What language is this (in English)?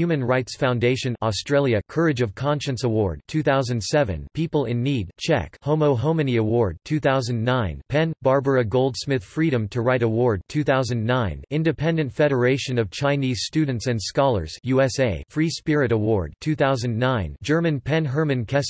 English